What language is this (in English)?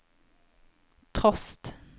Norwegian